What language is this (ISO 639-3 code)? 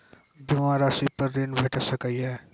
mai